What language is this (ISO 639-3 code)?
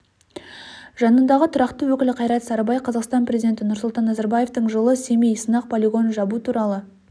kaz